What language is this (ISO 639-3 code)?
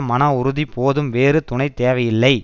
tam